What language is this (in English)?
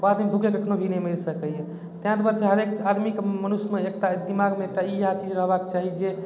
Maithili